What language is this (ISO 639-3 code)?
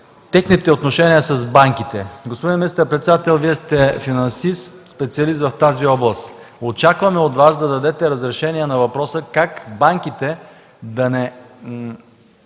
bul